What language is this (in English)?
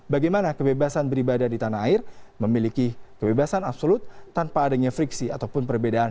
Indonesian